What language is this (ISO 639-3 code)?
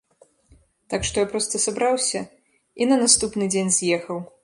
bel